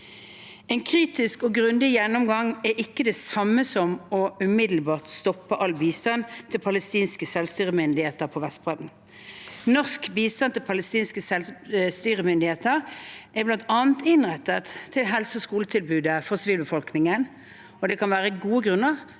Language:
Norwegian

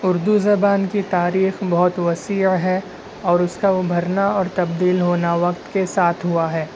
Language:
Urdu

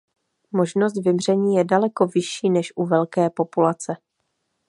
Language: Czech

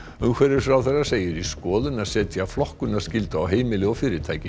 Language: Icelandic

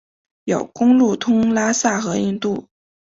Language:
Chinese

